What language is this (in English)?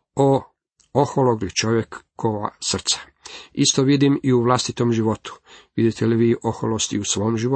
Croatian